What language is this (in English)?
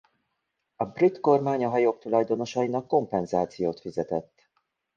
Hungarian